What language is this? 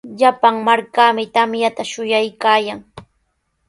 Sihuas Ancash Quechua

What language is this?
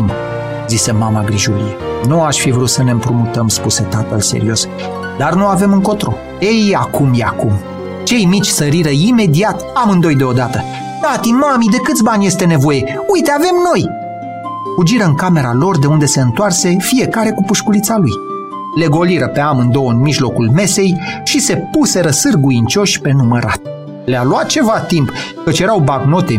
Romanian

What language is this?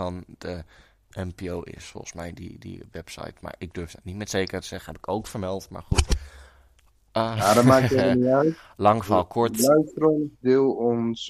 Dutch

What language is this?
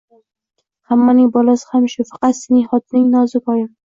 Uzbek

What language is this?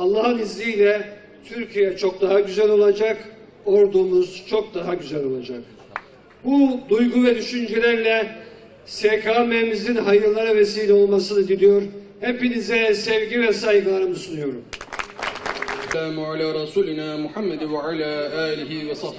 Turkish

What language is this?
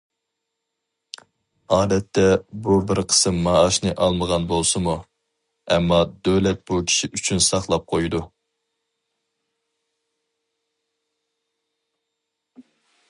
Uyghur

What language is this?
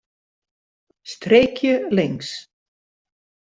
Western Frisian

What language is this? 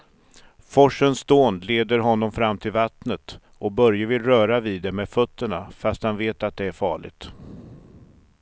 Swedish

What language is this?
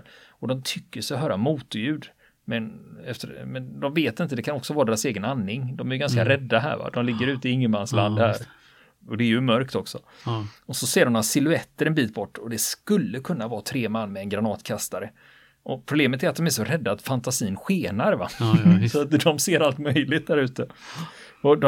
Swedish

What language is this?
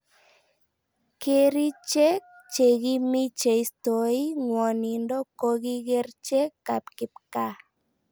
Kalenjin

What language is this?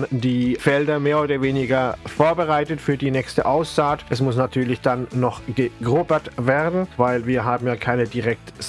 German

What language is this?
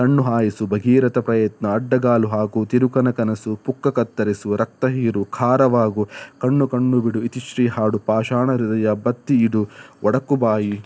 Kannada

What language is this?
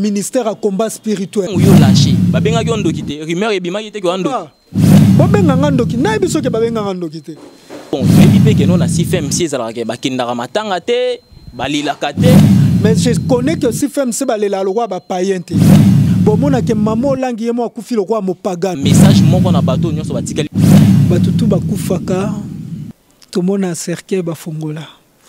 French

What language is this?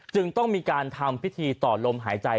Thai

